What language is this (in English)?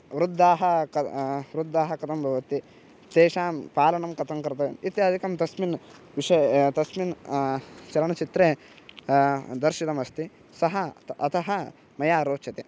Sanskrit